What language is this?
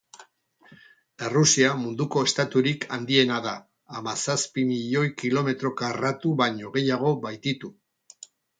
Basque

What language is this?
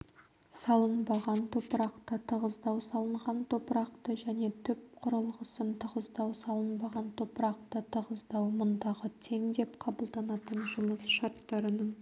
Kazakh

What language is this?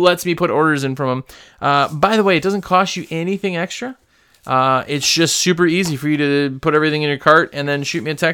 English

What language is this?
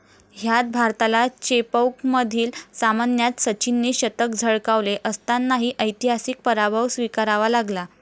Marathi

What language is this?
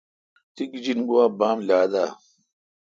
Kalkoti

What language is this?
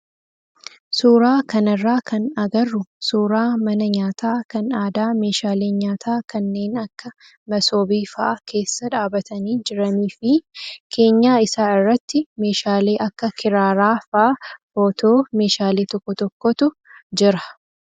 Oromo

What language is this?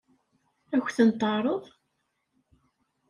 Kabyle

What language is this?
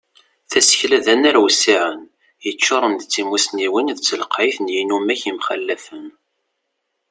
Kabyle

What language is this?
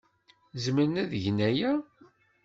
Kabyle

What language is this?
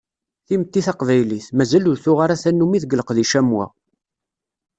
Kabyle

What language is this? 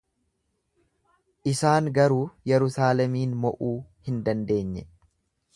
Oromo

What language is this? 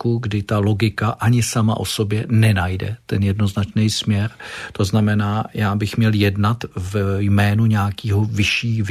Czech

